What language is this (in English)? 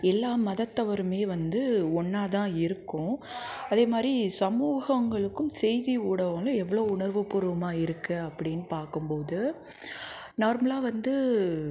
Tamil